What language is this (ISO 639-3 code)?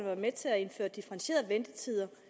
dan